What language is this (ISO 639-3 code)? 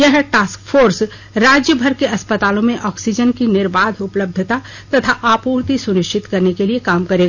hin